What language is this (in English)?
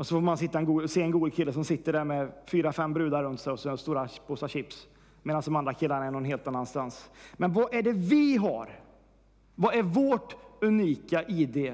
Swedish